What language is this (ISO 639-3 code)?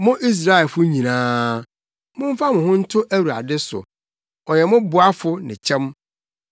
aka